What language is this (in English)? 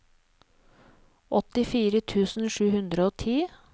Norwegian